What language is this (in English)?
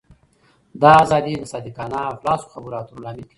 Pashto